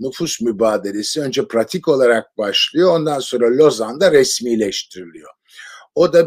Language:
Turkish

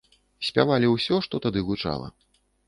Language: Belarusian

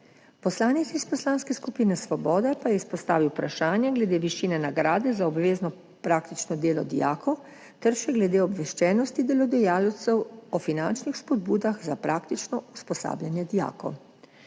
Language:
Slovenian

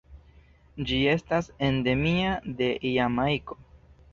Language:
Esperanto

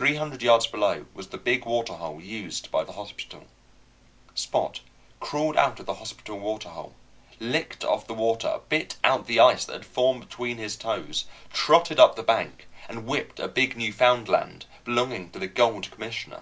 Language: English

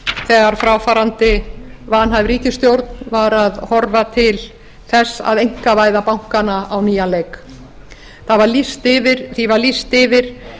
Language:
Icelandic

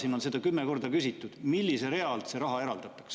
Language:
Estonian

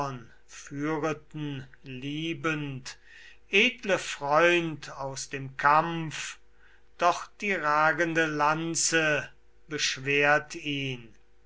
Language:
German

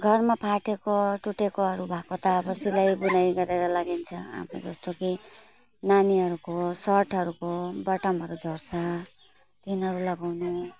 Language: Nepali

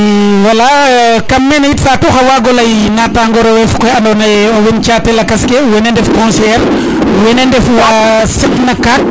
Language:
Serer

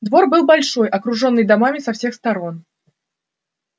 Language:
Russian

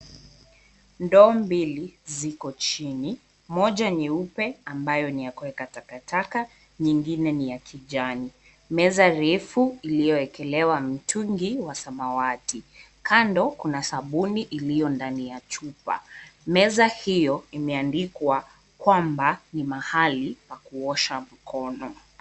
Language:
Swahili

